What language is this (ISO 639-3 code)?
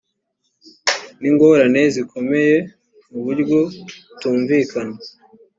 kin